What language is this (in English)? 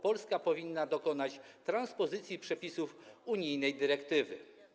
Polish